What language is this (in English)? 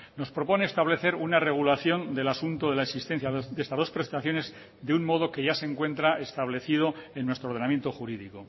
Spanish